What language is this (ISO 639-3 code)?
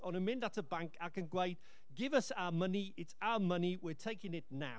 cym